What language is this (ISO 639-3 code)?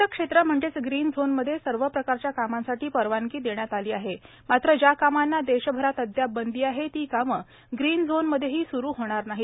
mar